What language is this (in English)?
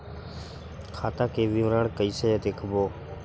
Chhattisgarhi